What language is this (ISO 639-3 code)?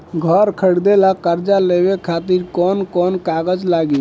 bho